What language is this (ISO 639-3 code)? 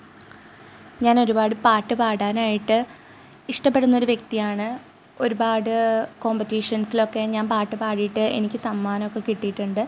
mal